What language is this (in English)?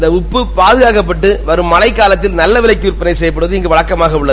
Tamil